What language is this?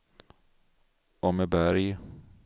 Swedish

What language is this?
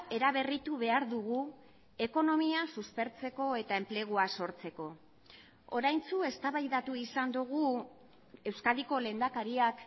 Basque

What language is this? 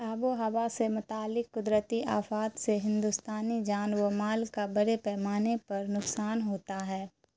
Urdu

